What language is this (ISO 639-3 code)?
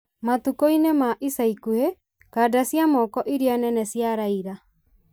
kik